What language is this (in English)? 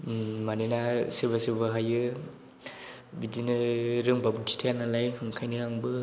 Bodo